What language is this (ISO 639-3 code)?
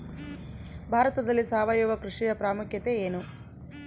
kan